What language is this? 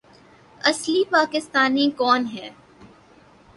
Urdu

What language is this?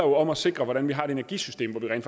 Danish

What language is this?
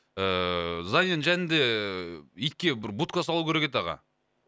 Kazakh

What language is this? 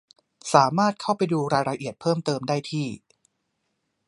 Thai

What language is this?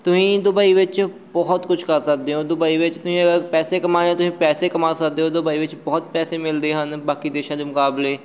Punjabi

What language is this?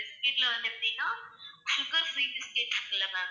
Tamil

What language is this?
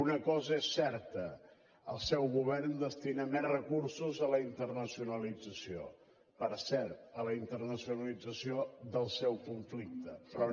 Catalan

